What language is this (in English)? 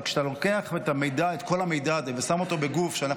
Hebrew